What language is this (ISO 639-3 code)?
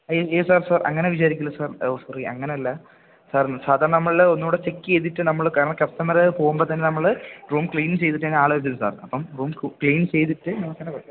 mal